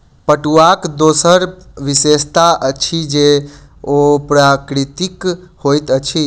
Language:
Maithili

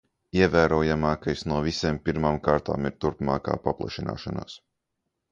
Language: Latvian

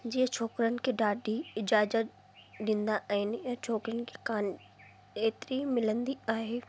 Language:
Sindhi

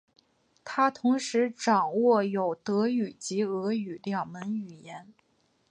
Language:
Chinese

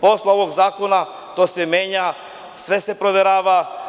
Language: Serbian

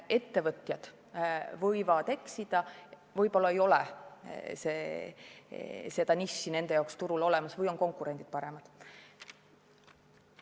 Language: Estonian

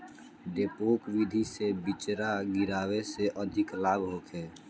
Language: Bhojpuri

